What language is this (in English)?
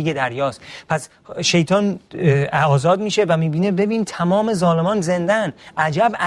Persian